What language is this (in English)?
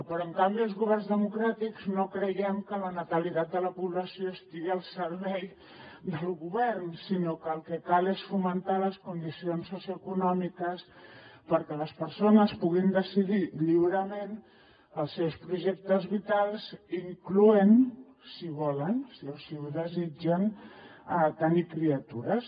Catalan